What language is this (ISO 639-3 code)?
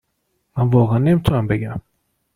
fas